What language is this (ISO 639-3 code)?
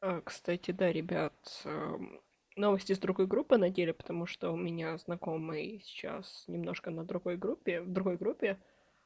rus